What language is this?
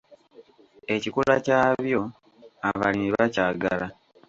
Ganda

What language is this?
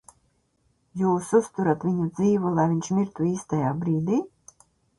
Latvian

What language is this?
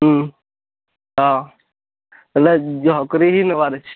Odia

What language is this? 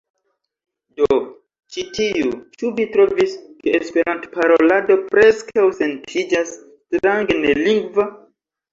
Esperanto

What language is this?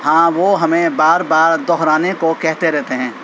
Urdu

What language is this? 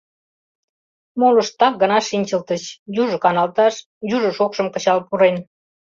Mari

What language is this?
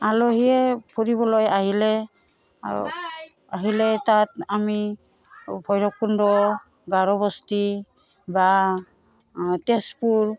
Assamese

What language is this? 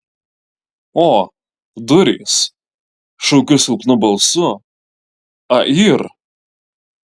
Lithuanian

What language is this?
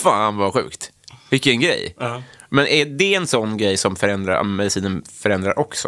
Swedish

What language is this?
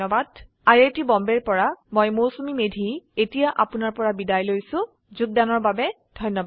Assamese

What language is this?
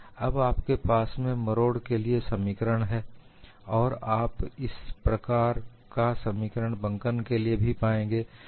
Hindi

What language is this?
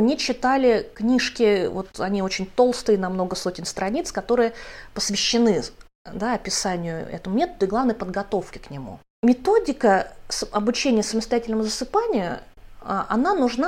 Russian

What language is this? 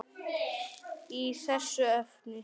Icelandic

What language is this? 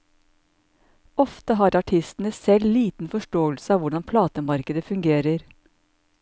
Norwegian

